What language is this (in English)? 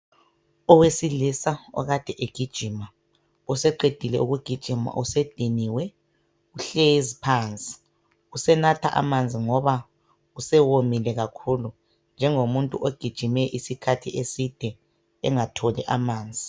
North Ndebele